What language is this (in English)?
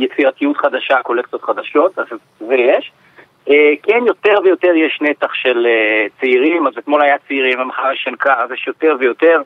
Hebrew